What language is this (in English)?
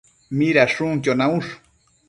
Matsés